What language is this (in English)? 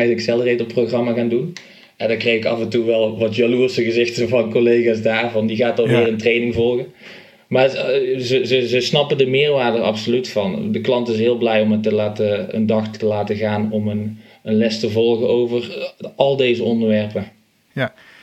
Dutch